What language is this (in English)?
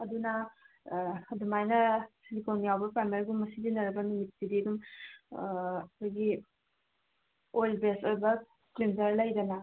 Manipuri